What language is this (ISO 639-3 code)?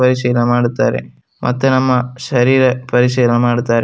kan